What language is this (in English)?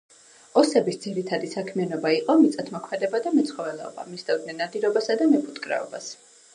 Georgian